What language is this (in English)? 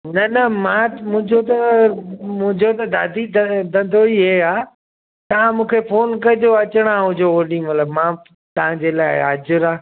Sindhi